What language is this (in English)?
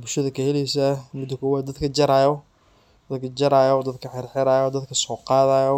Somali